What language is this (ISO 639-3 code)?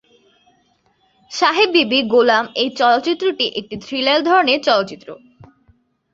ben